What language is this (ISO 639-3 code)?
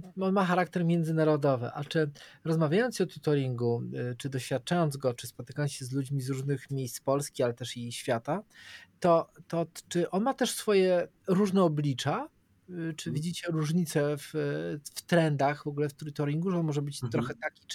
pol